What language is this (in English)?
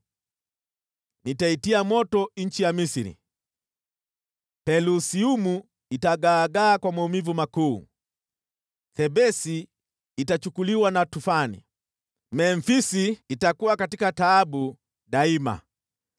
Swahili